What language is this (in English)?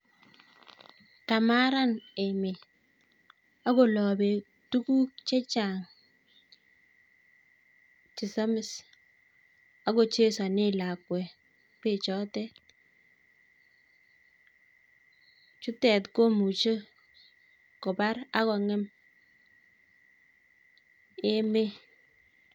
Kalenjin